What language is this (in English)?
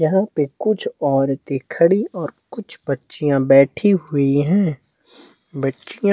Hindi